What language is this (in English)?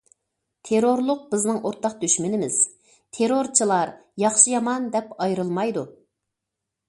Uyghur